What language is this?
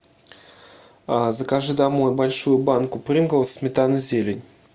Russian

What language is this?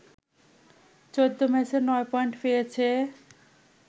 Bangla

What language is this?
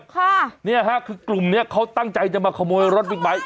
Thai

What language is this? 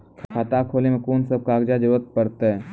Maithili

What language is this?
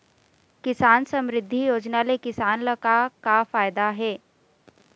Chhattisgarhi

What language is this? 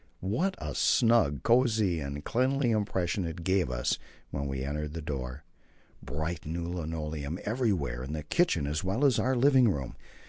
English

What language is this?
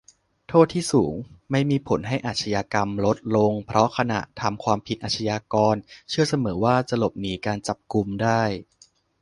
Thai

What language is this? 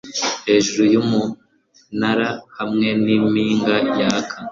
Kinyarwanda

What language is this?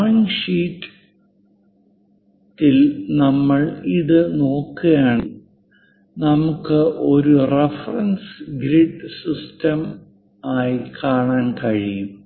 Malayalam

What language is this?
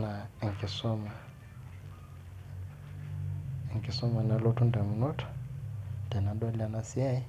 Masai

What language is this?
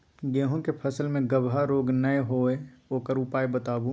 Maithili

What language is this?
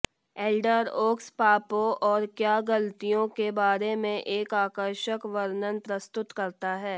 Hindi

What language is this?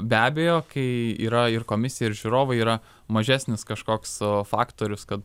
Lithuanian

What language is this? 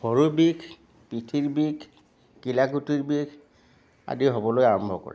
Assamese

